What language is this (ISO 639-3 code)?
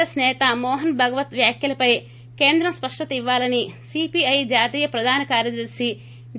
tel